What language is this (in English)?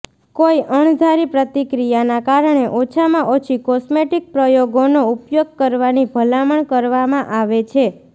Gujarati